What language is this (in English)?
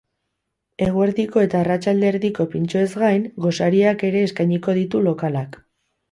Basque